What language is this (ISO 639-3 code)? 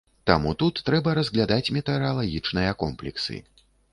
bel